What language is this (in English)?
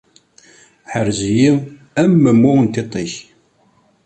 Kabyle